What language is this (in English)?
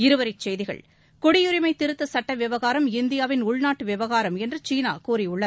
Tamil